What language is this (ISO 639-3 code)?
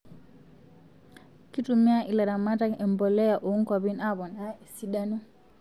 mas